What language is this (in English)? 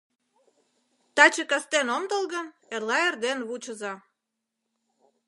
Mari